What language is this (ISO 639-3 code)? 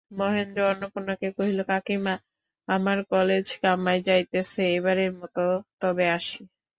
ben